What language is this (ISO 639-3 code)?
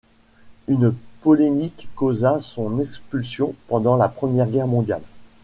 fra